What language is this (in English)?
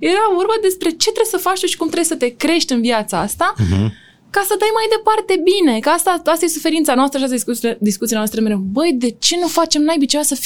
Romanian